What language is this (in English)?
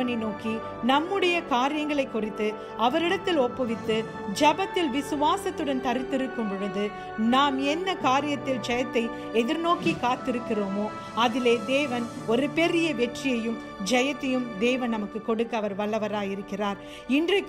Hindi